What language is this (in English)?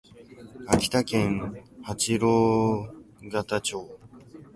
Japanese